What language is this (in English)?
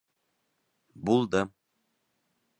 Bashkir